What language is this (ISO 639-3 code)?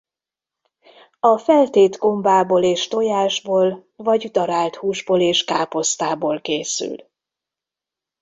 hun